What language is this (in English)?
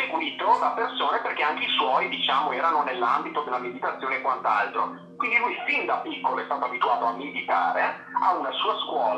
Italian